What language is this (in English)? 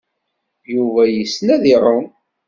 Kabyle